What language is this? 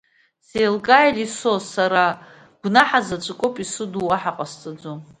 Abkhazian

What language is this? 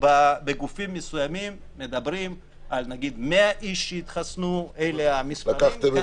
Hebrew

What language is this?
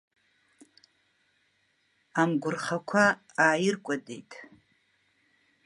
Abkhazian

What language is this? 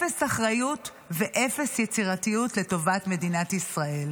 Hebrew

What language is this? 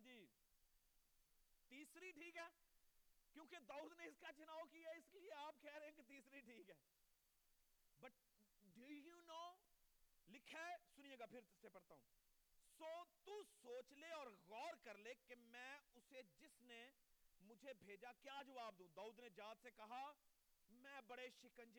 Urdu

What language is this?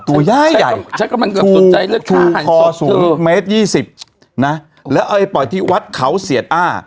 Thai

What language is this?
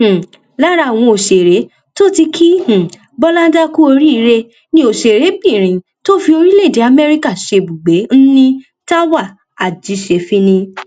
Yoruba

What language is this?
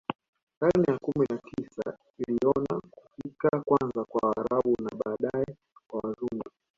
Swahili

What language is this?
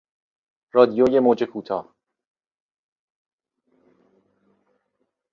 Persian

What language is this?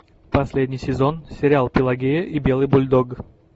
Russian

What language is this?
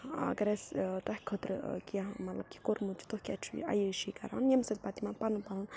Kashmiri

